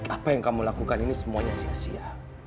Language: Indonesian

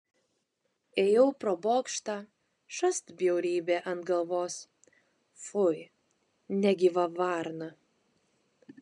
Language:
Lithuanian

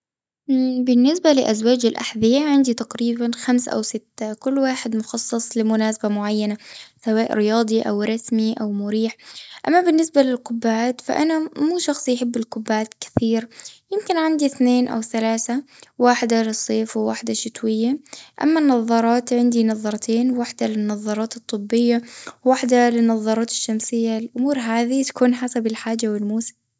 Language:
Gulf Arabic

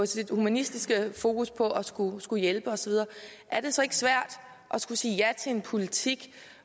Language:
Danish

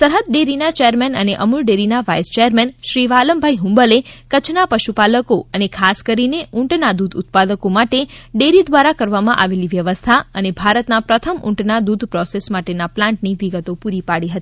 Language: Gujarati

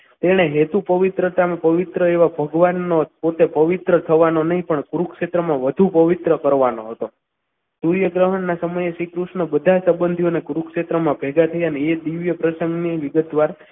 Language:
Gujarati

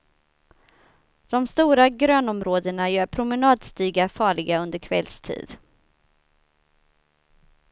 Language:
Swedish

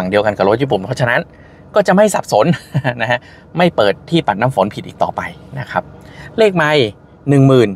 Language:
Thai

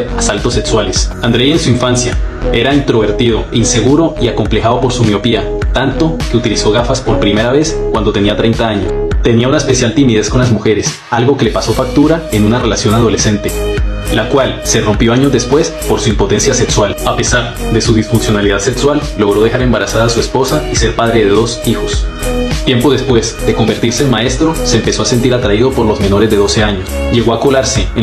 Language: Spanish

